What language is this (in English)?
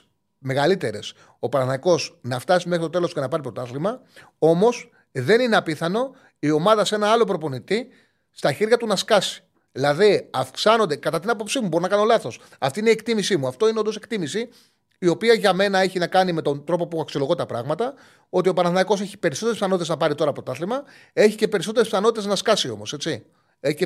Greek